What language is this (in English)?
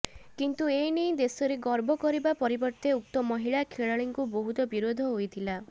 Odia